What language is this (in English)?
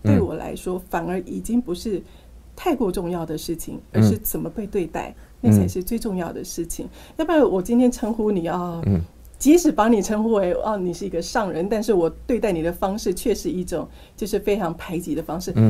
Chinese